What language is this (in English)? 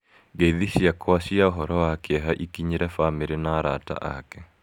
Kikuyu